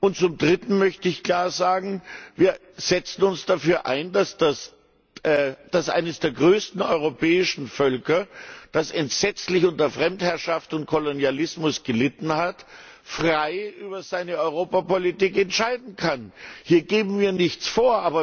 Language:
German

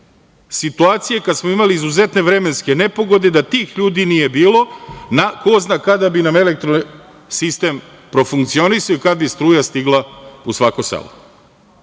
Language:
Serbian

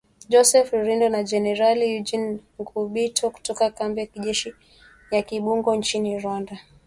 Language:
Swahili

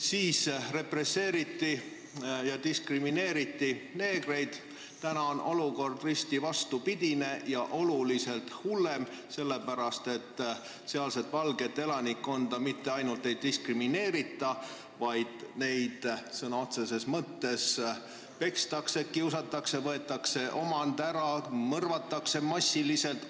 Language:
Estonian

